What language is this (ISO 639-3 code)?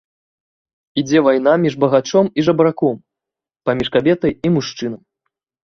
bel